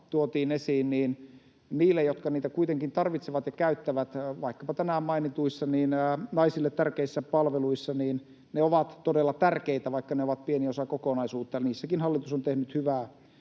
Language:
Finnish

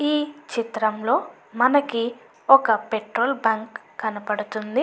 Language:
Telugu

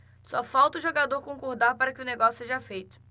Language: Portuguese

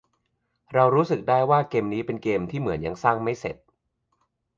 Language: Thai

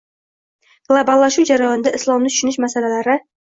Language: Uzbek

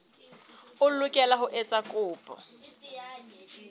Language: Southern Sotho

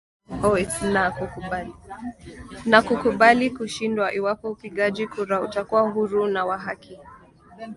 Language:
Swahili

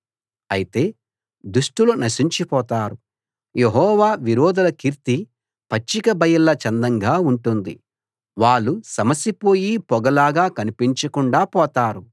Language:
Telugu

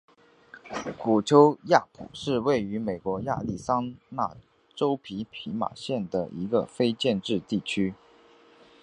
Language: Chinese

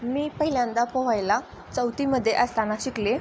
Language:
Marathi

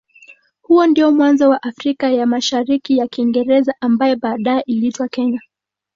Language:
Swahili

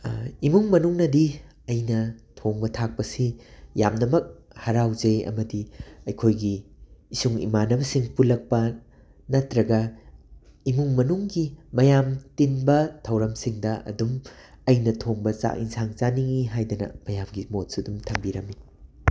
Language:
Manipuri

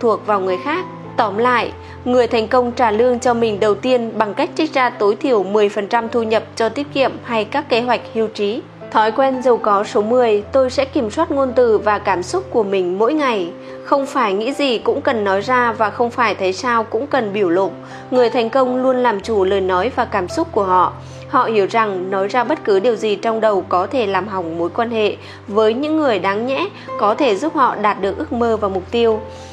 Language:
Vietnamese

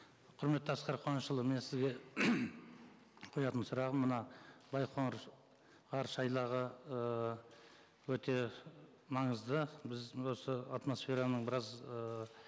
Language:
Kazakh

